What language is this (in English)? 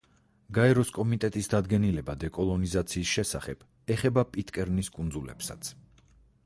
Georgian